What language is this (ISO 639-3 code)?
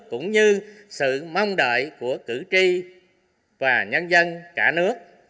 vie